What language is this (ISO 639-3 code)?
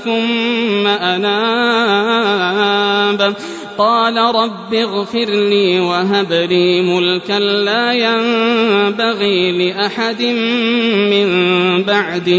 ara